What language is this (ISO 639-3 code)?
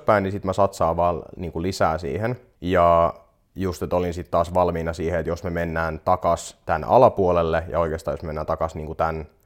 fin